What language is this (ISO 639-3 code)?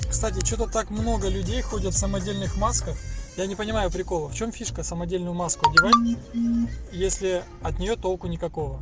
rus